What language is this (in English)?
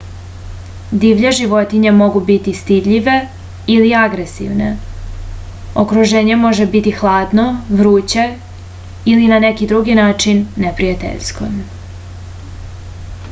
Serbian